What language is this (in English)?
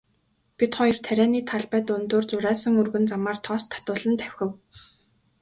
Mongolian